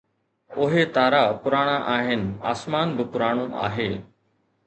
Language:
Sindhi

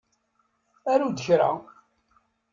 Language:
Kabyle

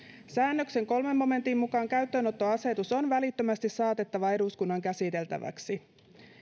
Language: Finnish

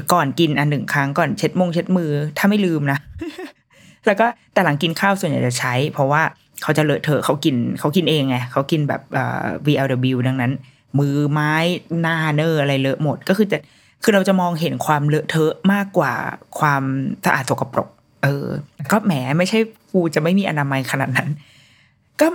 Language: Thai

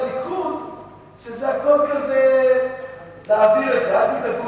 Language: Hebrew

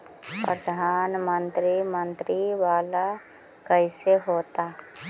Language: Magahi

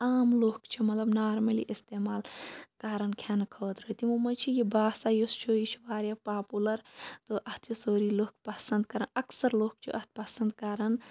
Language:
Kashmiri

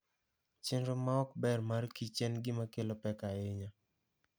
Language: Luo (Kenya and Tanzania)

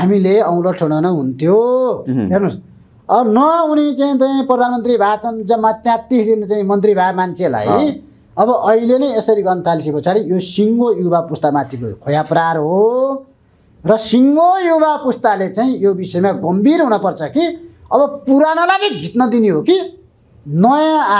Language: Indonesian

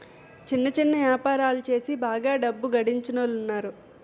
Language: Telugu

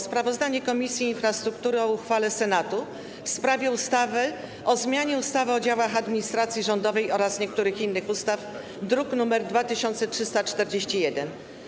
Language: Polish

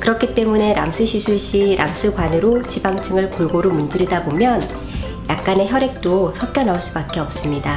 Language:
Korean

